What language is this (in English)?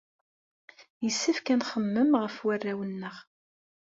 Kabyle